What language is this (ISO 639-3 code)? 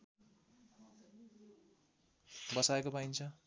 nep